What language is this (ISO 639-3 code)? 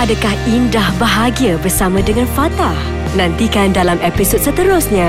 msa